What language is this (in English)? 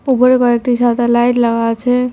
Bangla